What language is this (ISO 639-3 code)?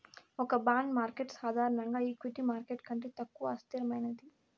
tel